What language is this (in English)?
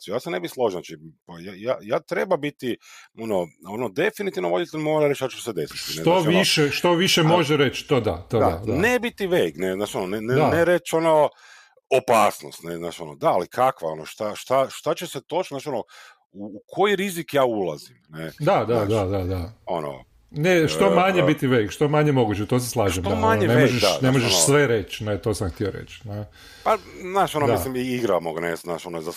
Croatian